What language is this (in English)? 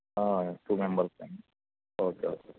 Telugu